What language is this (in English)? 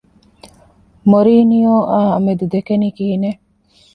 Divehi